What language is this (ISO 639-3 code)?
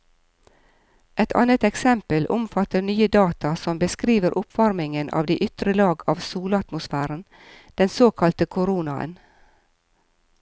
nor